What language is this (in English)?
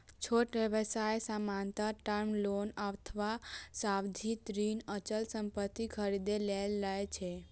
Maithili